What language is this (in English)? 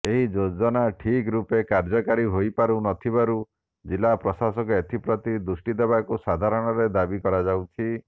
Odia